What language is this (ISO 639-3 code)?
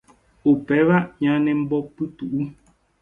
grn